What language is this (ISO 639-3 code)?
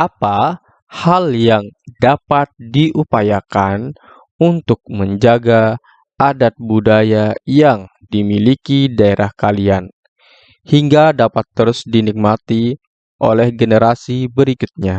ind